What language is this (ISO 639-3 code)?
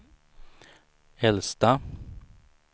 swe